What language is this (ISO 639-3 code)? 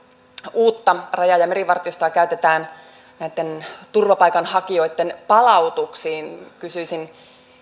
fin